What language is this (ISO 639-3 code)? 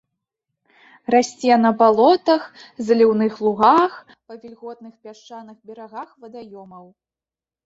bel